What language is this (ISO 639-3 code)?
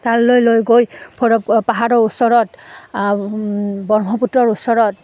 asm